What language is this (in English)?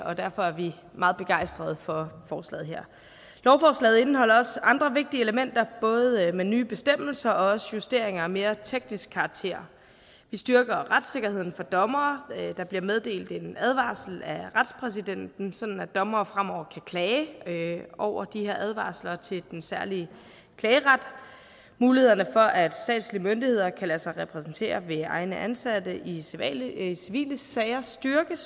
Danish